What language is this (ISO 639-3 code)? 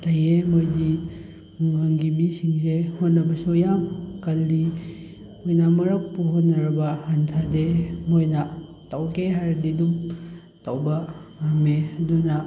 mni